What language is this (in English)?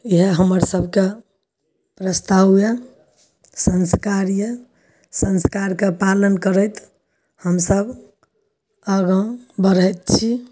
Maithili